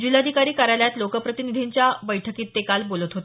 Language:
Marathi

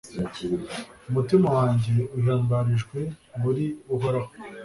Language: Kinyarwanda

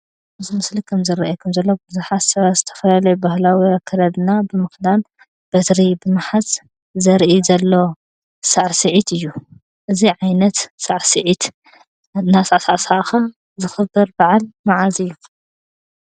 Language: Tigrinya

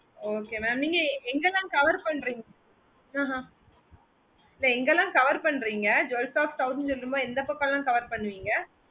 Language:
Tamil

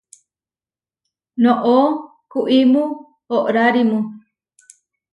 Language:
Huarijio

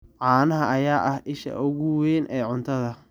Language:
Somali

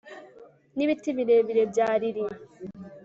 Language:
Kinyarwanda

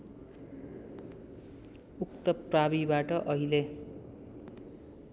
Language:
Nepali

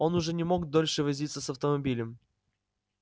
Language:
Russian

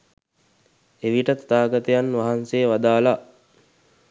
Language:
Sinhala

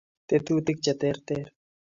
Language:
Kalenjin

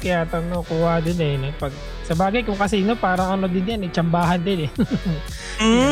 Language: Filipino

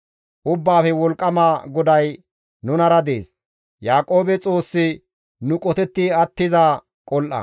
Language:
Gamo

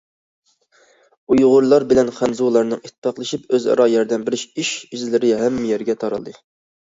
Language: Uyghur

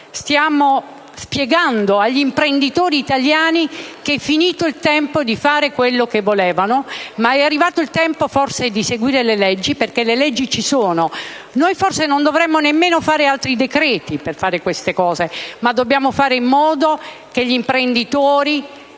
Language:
Italian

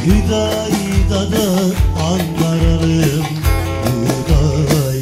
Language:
Turkish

